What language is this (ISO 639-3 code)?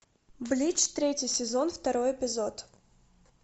rus